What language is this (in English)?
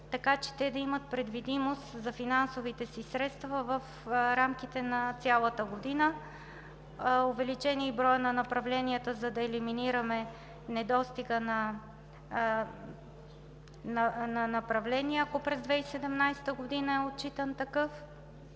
Bulgarian